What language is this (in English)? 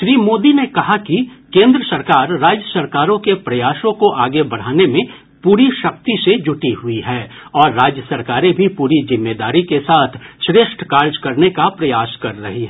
Hindi